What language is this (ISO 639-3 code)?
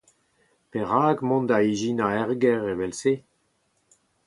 bre